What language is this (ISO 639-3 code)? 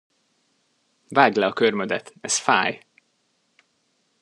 hun